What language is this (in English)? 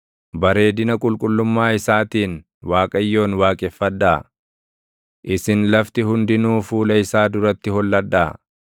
Oromo